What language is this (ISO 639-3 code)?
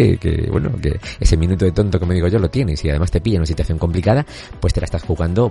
spa